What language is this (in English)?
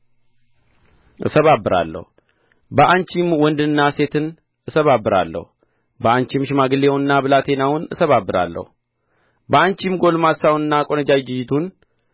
Amharic